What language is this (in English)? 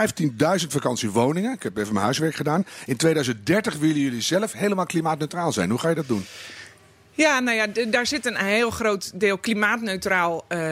Dutch